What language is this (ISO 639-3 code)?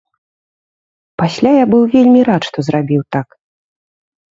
bel